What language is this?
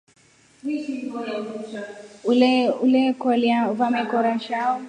Rombo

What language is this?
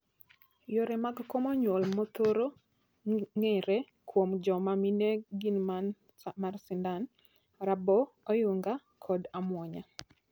Luo (Kenya and Tanzania)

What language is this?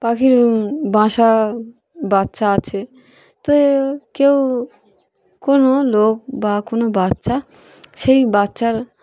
Bangla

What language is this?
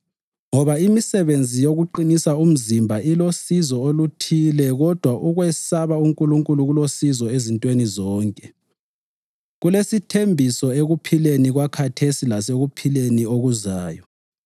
North Ndebele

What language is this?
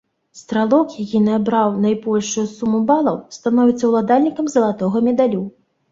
Belarusian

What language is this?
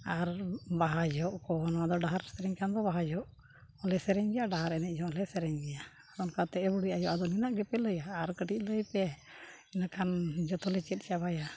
Santali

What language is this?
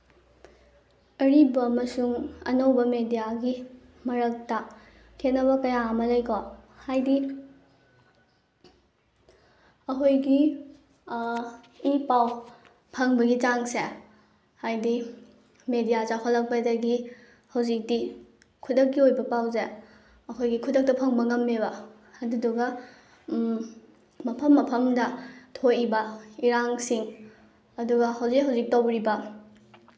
Manipuri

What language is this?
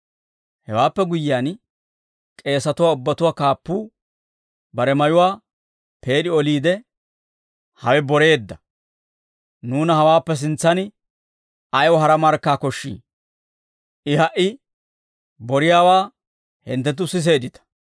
Dawro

